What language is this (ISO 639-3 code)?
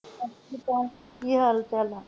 pan